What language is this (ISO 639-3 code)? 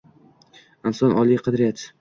uzb